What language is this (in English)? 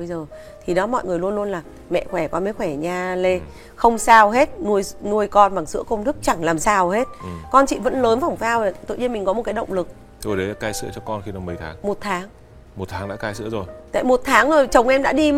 Vietnamese